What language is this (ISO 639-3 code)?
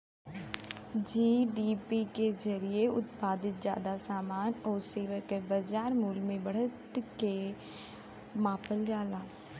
bho